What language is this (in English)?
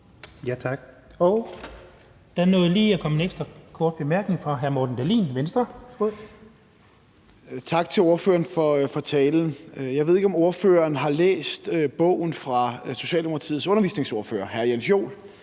Danish